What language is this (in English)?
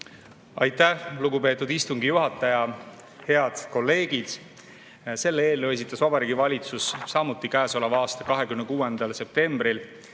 Estonian